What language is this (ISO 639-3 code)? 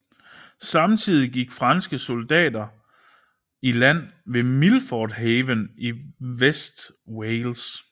dan